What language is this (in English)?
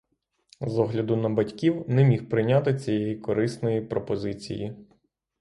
Ukrainian